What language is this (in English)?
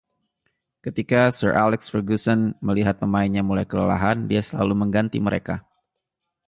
Indonesian